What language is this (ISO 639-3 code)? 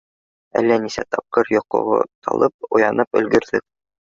bak